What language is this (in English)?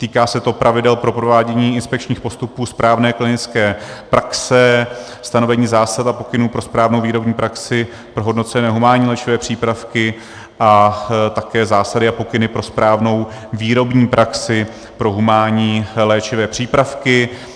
Czech